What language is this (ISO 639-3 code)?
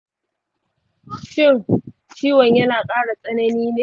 hau